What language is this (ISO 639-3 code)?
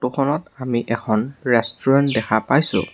asm